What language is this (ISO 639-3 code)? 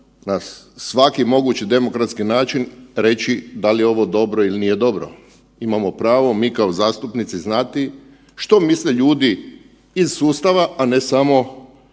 hrv